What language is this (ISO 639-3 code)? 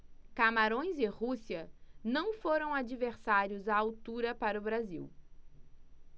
por